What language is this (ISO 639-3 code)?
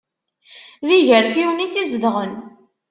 kab